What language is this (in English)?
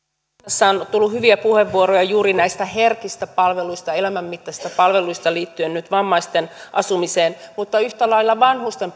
Finnish